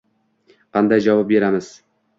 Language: Uzbek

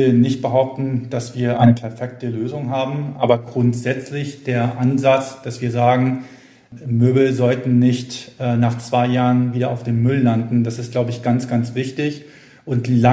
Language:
German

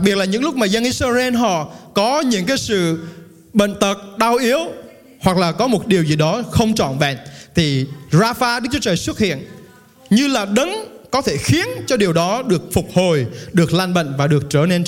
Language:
Vietnamese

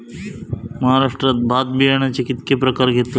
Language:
Marathi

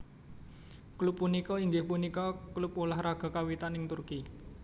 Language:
Javanese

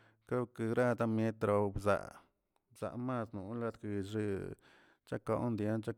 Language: Tilquiapan Zapotec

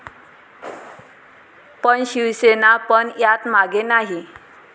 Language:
Marathi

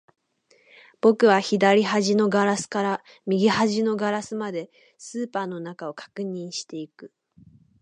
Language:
Japanese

